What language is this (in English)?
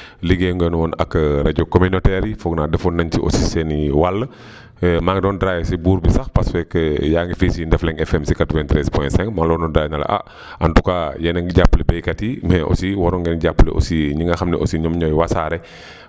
Wolof